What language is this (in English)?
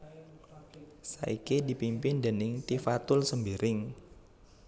Javanese